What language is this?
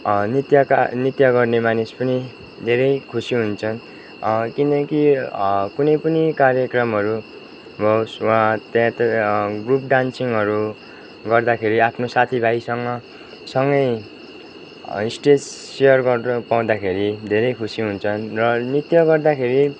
Nepali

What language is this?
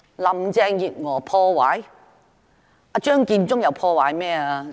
Cantonese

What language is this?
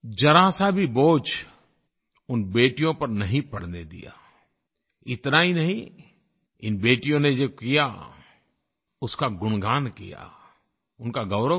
Hindi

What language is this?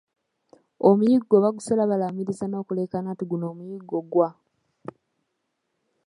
Ganda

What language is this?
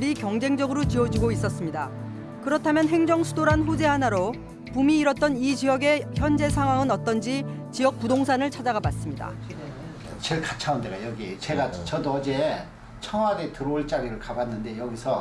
Korean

